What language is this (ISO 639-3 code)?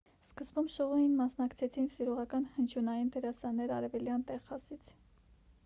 hye